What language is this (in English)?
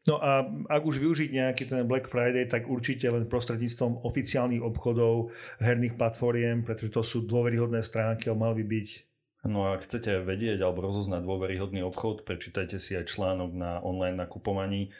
Slovak